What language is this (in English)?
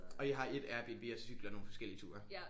Danish